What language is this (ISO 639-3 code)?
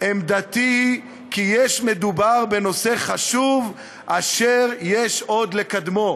heb